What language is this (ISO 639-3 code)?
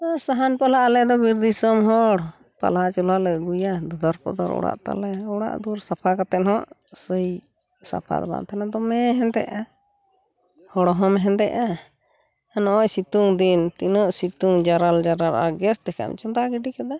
sat